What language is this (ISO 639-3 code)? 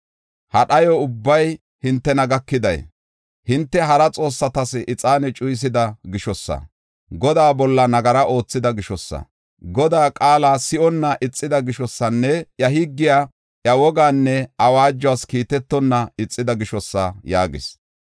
gof